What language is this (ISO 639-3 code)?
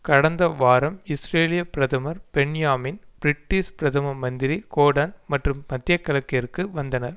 tam